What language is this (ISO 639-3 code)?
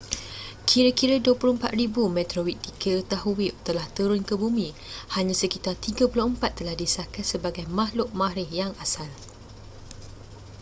msa